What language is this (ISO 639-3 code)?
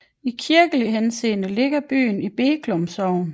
dan